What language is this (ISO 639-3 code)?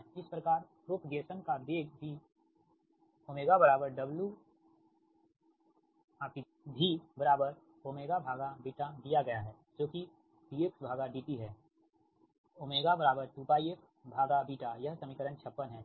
hin